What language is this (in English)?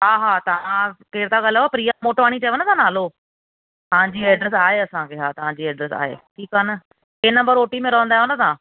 Sindhi